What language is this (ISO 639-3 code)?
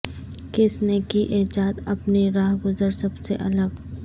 urd